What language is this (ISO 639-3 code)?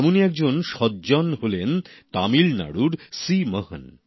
ben